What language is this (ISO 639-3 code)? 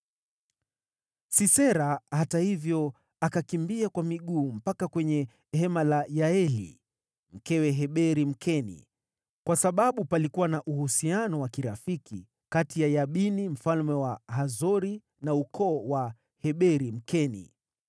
swa